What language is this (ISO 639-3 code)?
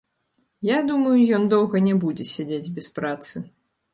bel